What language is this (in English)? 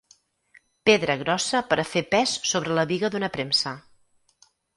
Catalan